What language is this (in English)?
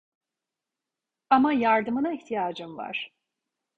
Turkish